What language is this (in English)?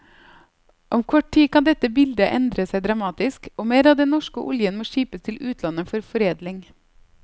Norwegian